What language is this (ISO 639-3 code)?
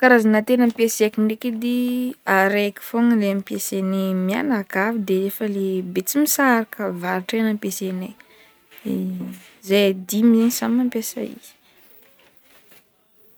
bmm